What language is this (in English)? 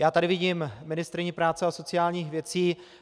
Czech